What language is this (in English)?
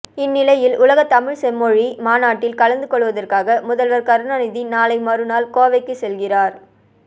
Tamil